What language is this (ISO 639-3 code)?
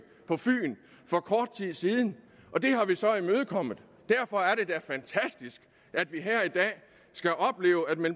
dan